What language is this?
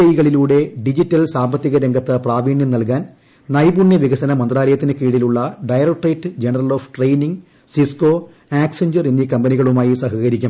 Malayalam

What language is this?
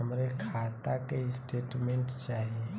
Bhojpuri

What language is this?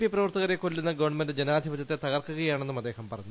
Malayalam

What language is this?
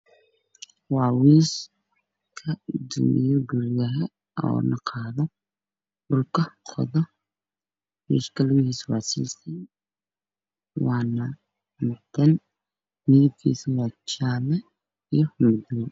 Somali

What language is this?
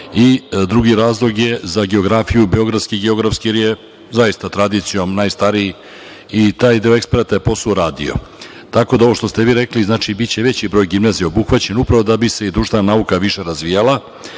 Serbian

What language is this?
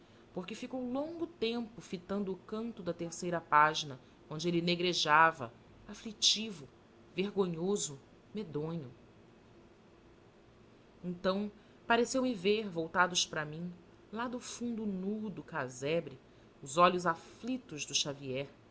Portuguese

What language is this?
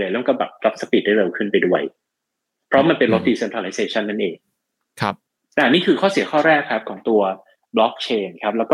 Thai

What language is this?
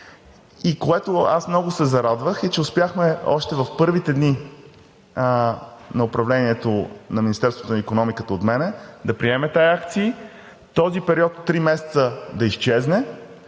Bulgarian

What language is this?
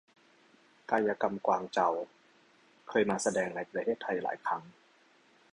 Thai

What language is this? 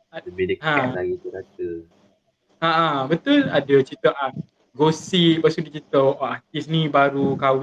Malay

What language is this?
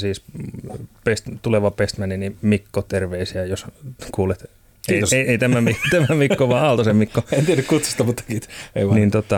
Finnish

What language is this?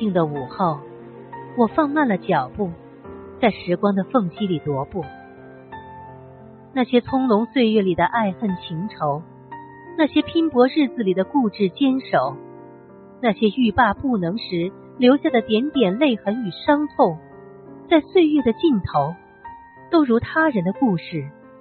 Chinese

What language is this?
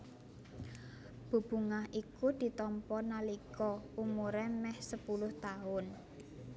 Javanese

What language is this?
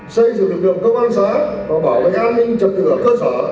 Vietnamese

